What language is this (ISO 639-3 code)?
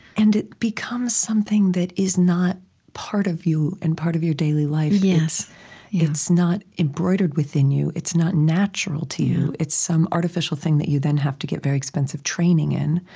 eng